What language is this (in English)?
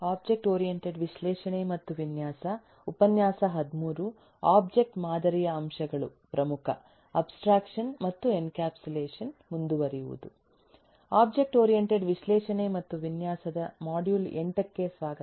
Kannada